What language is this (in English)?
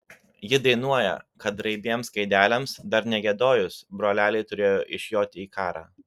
Lithuanian